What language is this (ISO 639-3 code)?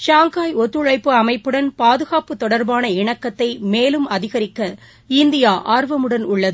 tam